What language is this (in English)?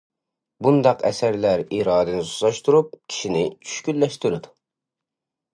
Uyghur